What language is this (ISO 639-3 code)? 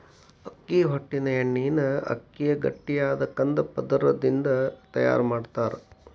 kan